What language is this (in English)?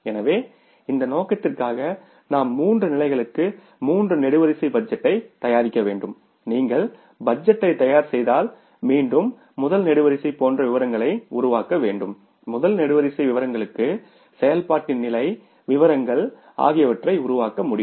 Tamil